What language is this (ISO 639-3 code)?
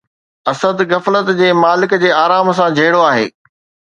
snd